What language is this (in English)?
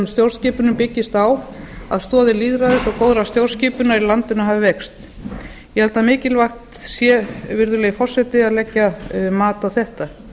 Icelandic